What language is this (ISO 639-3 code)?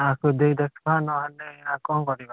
ori